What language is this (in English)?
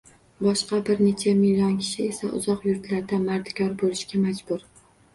Uzbek